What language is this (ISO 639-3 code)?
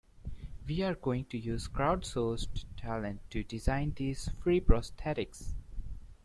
eng